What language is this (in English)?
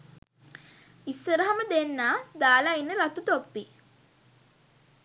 Sinhala